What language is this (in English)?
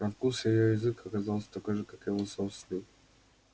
Russian